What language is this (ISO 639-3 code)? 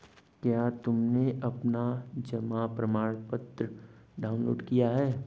hin